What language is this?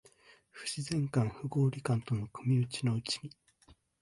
Japanese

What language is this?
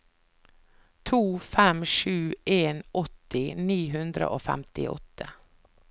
Norwegian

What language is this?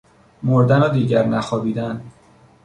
Persian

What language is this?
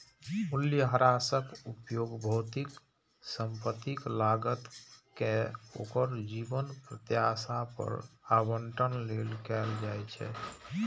Maithili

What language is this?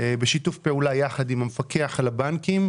Hebrew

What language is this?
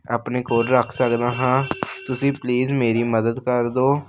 Punjabi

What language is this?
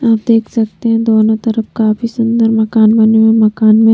Hindi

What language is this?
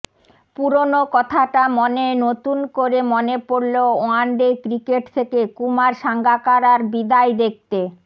Bangla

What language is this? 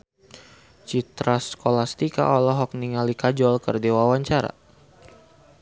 Sundanese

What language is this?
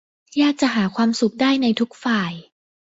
Thai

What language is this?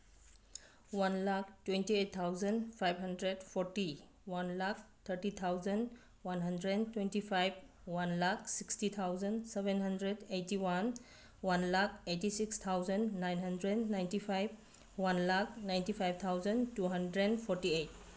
Manipuri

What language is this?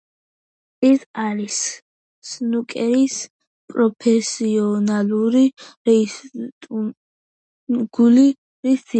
Georgian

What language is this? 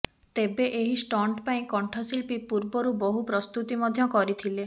Odia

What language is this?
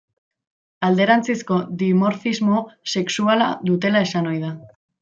Basque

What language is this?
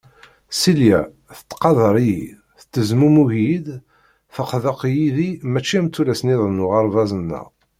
Kabyle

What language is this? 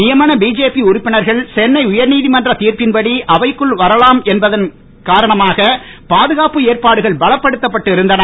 Tamil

